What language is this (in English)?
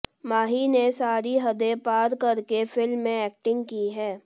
Hindi